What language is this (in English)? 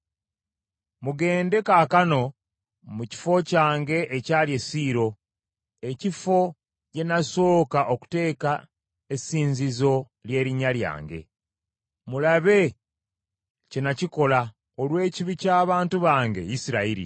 Ganda